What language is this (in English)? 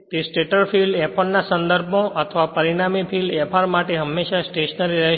Gujarati